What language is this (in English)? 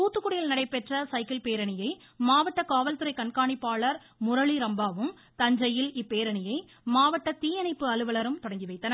Tamil